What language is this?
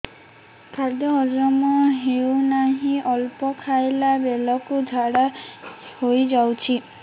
Odia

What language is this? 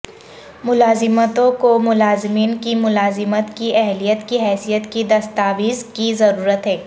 Urdu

